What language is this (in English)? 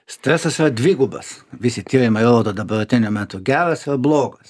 Lithuanian